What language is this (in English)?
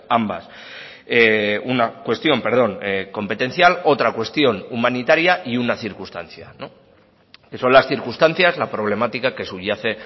Spanish